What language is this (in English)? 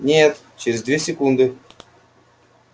Russian